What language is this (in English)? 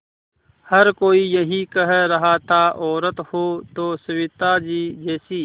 Hindi